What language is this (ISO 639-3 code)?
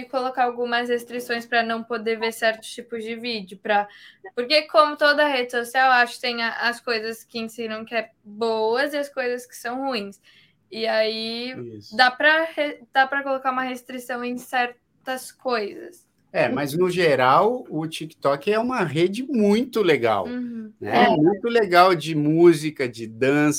por